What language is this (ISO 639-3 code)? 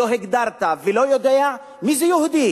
heb